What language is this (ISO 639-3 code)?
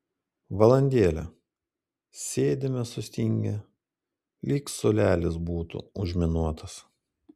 lit